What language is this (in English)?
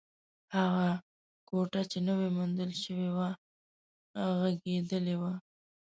Pashto